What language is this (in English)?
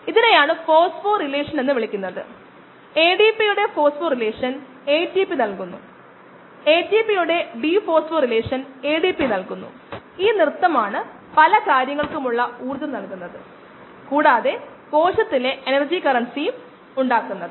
Malayalam